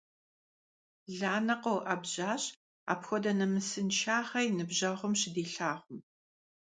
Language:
Kabardian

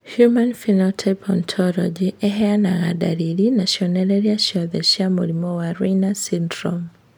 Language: Kikuyu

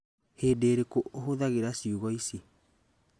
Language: Kikuyu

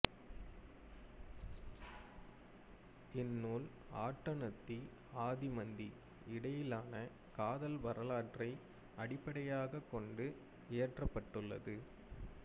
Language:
Tamil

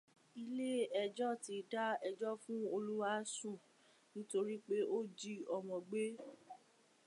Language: Yoruba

